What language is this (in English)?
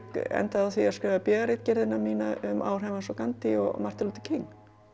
Icelandic